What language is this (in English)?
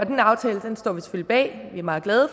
Danish